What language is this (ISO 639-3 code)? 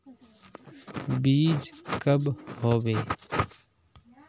mag